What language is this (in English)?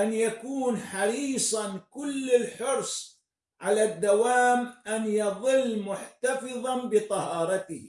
Arabic